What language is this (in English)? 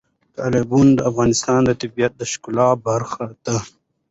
Pashto